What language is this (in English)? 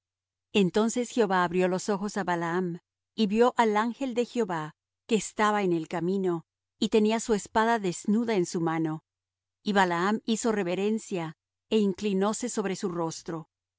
Spanish